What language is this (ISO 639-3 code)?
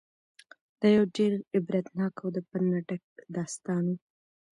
pus